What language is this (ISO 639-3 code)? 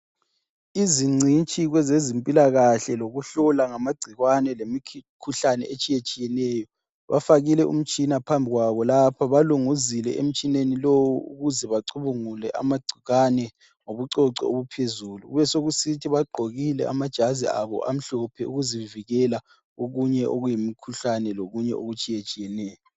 nde